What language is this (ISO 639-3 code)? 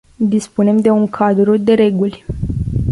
ron